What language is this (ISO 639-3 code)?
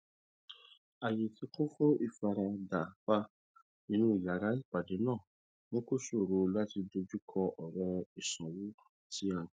yor